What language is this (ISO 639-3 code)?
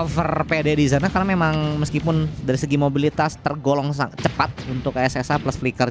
ind